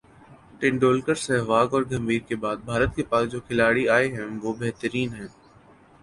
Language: Urdu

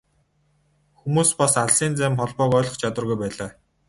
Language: Mongolian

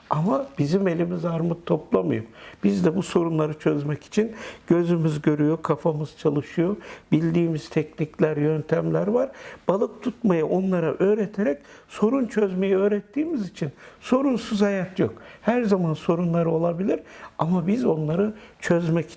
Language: Turkish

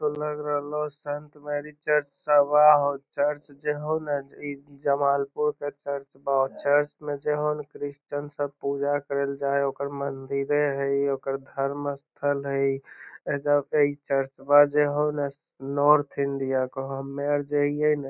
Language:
Magahi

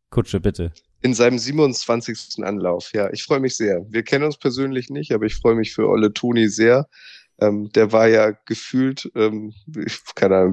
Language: German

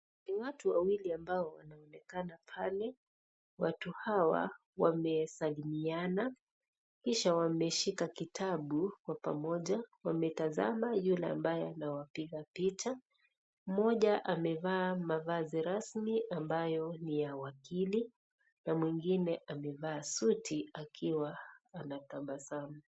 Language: Swahili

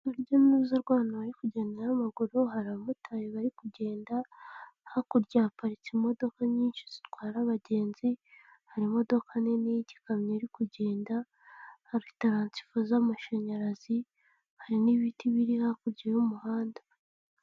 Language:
Kinyarwanda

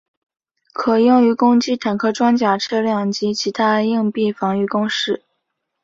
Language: Chinese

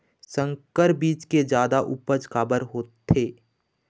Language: Chhattisgarhi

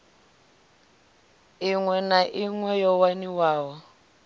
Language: Venda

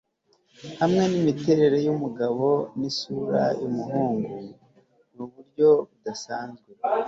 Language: Kinyarwanda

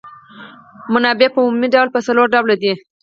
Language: Pashto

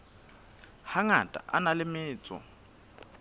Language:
Southern Sotho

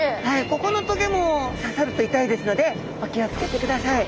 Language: Japanese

